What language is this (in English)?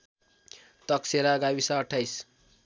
Nepali